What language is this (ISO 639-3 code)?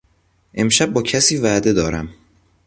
fas